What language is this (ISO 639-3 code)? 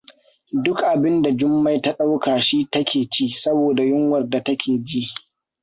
hau